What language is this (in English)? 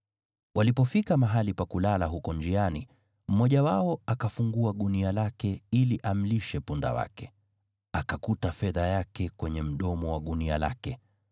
Swahili